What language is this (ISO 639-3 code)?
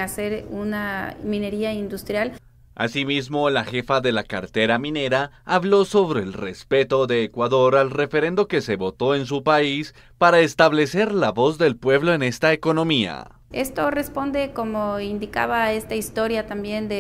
spa